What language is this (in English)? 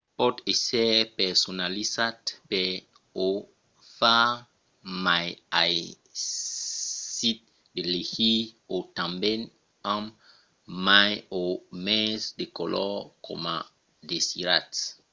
Occitan